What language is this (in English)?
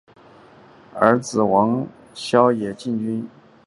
Chinese